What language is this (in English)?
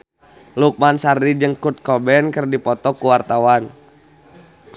Sundanese